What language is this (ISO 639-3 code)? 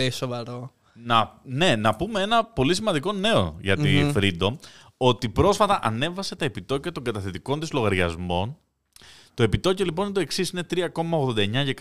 ell